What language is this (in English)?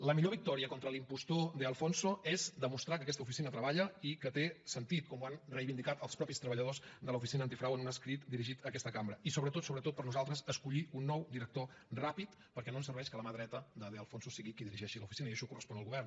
Catalan